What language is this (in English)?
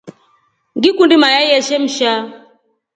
Rombo